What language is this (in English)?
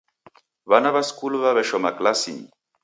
Taita